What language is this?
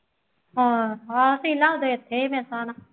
Punjabi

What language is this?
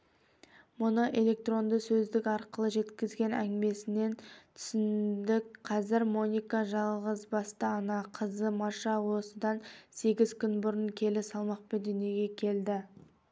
Kazakh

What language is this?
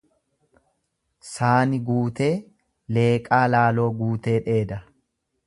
Oromo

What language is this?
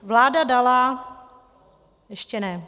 Czech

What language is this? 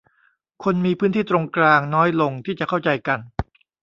Thai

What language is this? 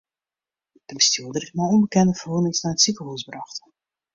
Western Frisian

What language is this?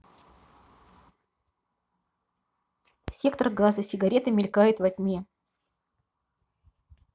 Russian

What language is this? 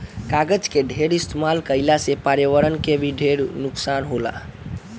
Bhojpuri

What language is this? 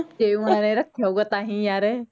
Punjabi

